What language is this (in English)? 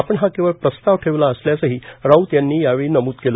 Marathi